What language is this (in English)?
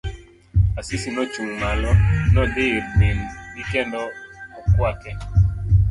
Luo (Kenya and Tanzania)